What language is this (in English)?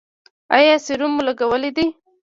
Pashto